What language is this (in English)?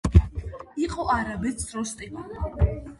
Georgian